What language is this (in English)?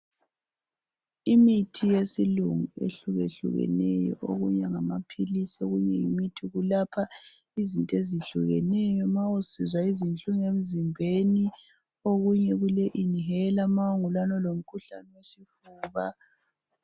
North Ndebele